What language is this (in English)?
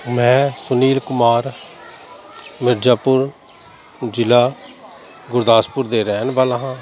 Punjabi